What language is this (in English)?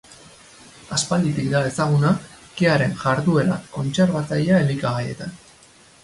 Basque